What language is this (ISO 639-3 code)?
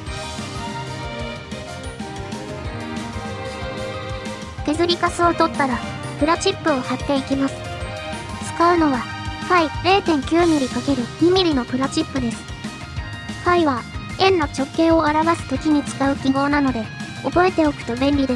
jpn